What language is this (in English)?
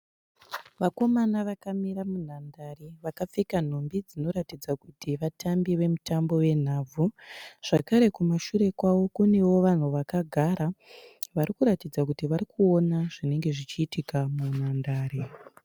Shona